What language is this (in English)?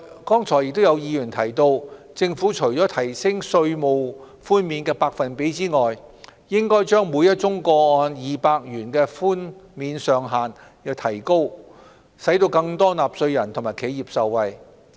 Cantonese